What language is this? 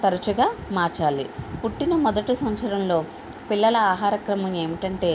Telugu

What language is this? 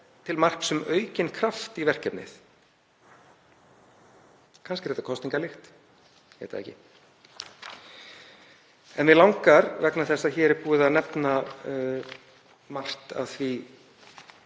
Icelandic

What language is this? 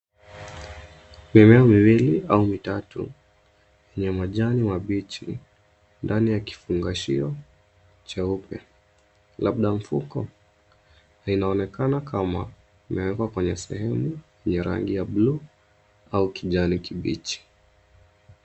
Swahili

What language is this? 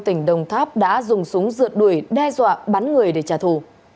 Vietnamese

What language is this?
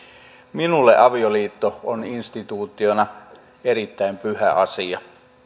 Finnish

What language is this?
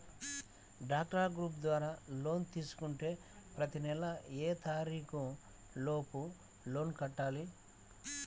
Telugu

